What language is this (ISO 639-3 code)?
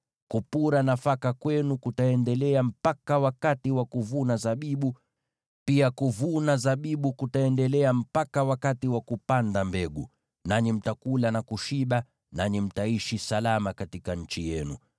swa